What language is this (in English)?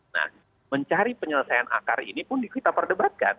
Indonesian